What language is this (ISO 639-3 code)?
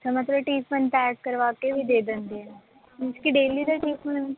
pan